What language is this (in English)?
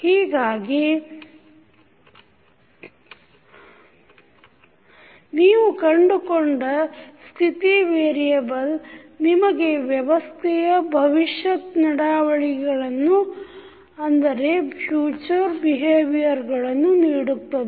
Kannada